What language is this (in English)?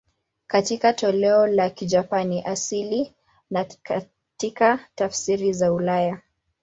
Swahili